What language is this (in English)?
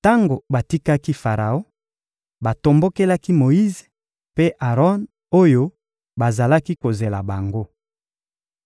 Lingala